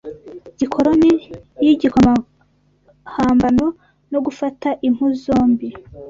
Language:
Kinyarwanda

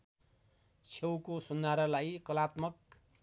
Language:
Nepali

